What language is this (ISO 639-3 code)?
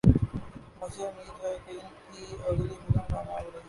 urd